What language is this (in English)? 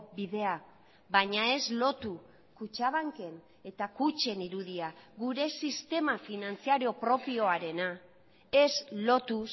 Basque